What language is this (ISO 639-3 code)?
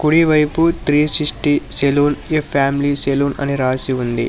tel